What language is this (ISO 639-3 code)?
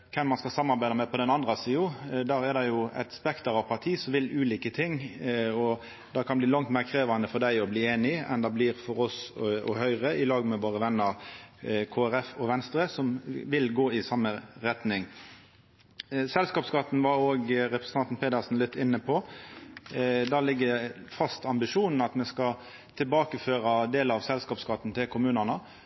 nno